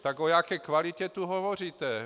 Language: Czech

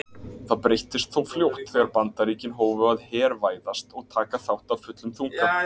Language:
Icelandic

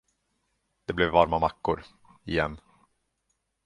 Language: Swedish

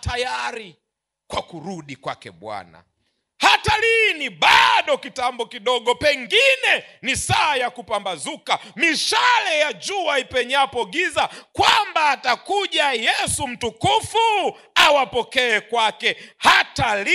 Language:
Swahili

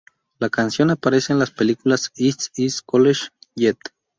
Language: Spanish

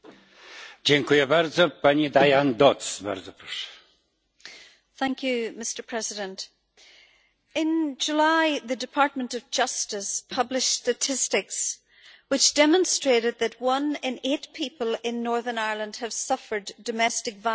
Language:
English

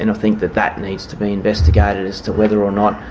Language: English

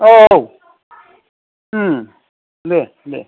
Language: Bodo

